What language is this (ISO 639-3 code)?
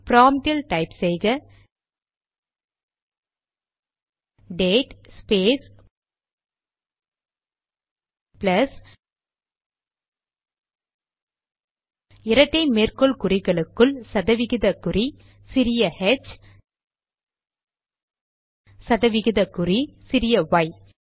tam